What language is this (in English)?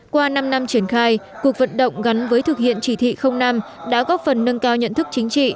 Vietnamese